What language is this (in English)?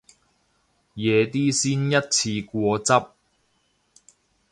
Cantonese